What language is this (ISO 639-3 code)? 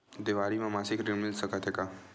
hne